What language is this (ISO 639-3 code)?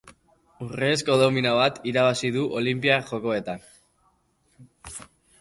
eus